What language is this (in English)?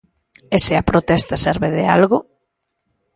Galician